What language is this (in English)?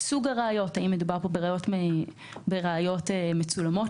Hebrew